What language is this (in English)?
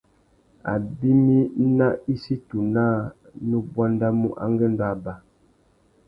Tuki